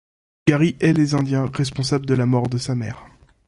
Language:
French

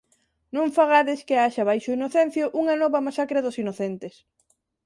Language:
Galician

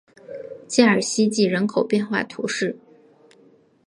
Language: Chinese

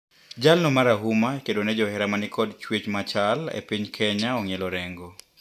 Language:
Luo (Kenya and Tanzania)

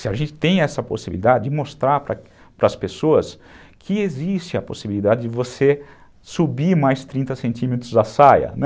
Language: Portuguese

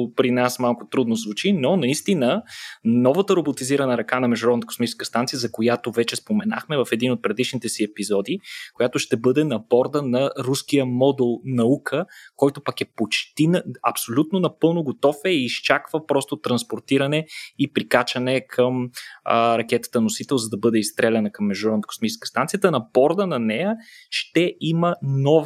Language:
Bulgarian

